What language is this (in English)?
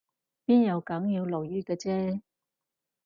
Cantonese